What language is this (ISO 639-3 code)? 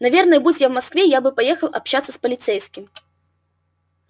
rus